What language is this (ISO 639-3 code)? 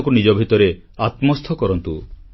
ori